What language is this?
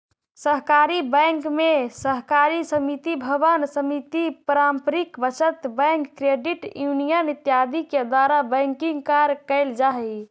Magahi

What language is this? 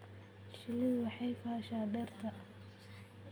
Somali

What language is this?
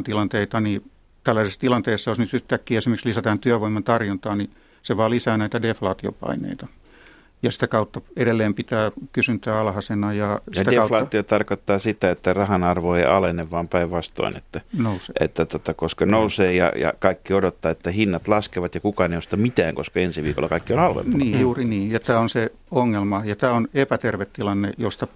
Finnish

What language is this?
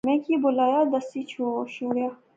Pahari-Potwari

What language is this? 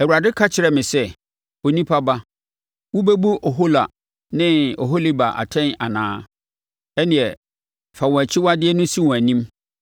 Akan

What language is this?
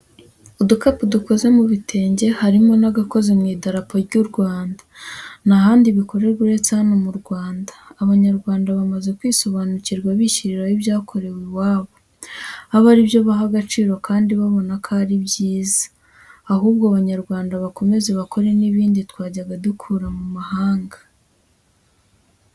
Kinyarwanda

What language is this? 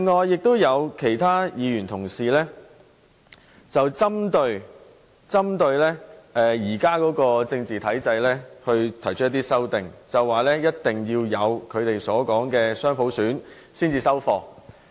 Cantonese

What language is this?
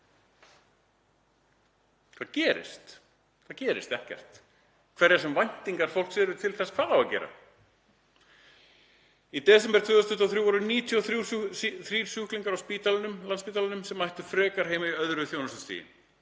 Icelandic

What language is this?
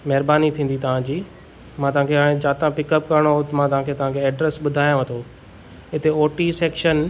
Sindhi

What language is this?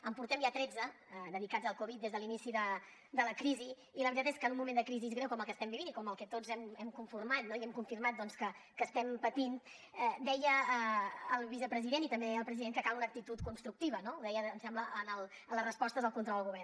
Catalan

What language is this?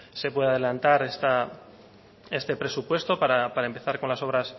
Spanish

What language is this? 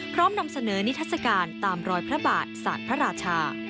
Thai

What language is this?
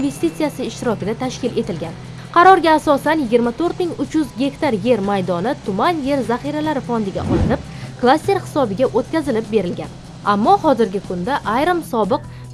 Turkish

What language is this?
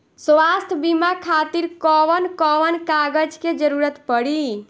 Bhojpuri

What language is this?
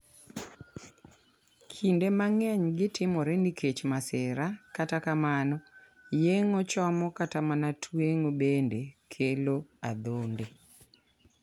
Luo (Kenya and Tanzania)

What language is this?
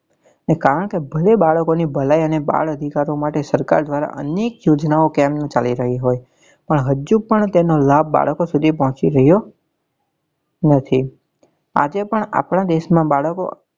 Gujarati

